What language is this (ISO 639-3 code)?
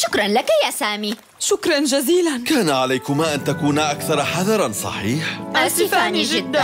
ara